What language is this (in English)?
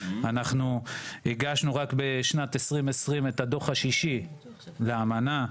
Hebrew